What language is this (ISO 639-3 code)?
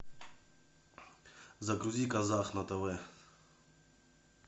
rus